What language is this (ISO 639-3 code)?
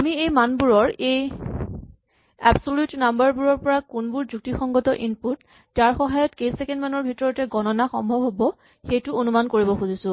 asm